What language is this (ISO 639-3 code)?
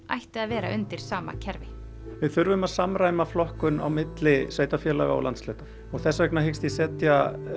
isl